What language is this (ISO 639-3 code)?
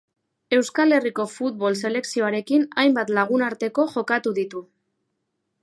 eus